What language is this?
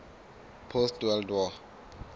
Southern Sotho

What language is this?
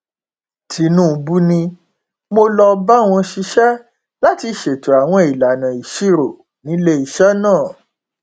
Yoruba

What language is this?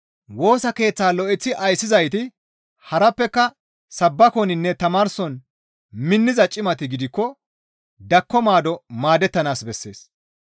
Gamo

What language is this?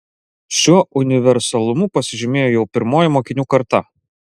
Lithuanian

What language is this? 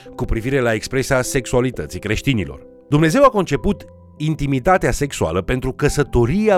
Romanian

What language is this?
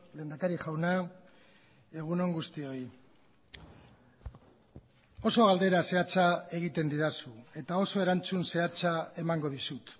Basque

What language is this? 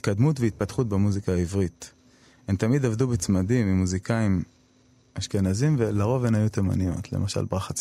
Hebrew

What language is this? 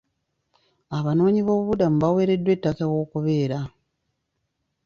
Ganda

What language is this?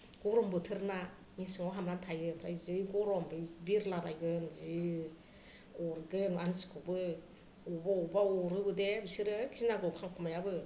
Bodo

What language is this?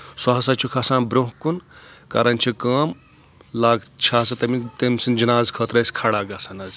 Kashmiri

